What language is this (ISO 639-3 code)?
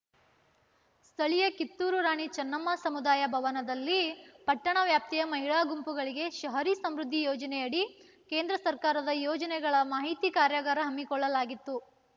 kan